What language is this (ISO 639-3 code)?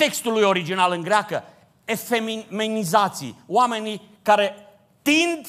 ron